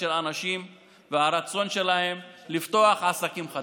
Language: Hebrew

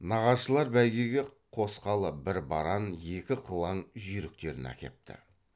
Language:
Kazakh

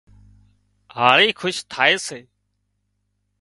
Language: Wadiyara Koli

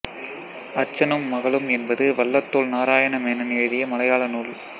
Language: Tamil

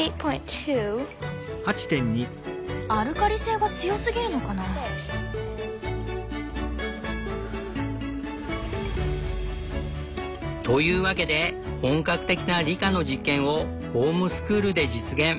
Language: Japanese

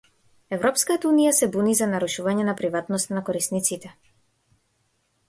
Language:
Macedonian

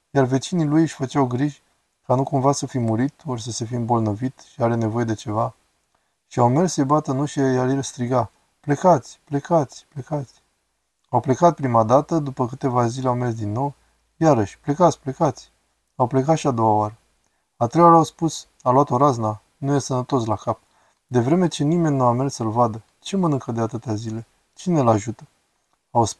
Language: Romanian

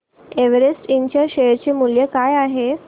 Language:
Marathi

